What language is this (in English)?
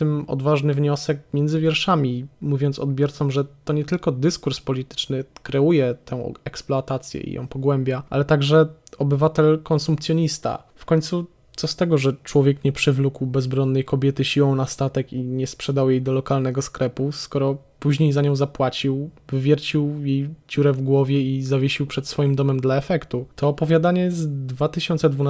Polish